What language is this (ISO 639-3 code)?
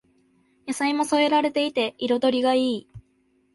jpn